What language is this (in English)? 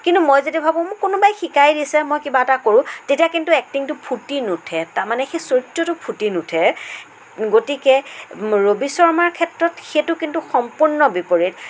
Assamese